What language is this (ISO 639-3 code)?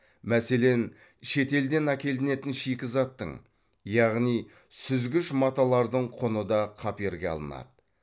kaz